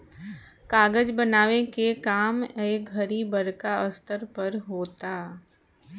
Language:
Bhojpuri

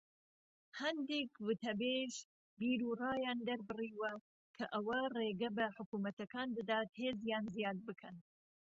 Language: Central Kurdish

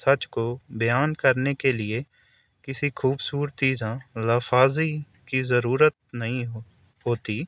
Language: Urdu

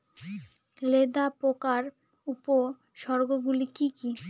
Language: Bangla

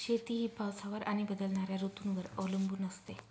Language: Marathi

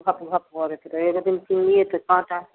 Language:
Maithili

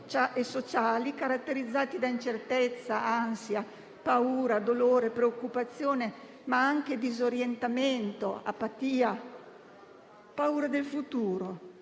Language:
Italian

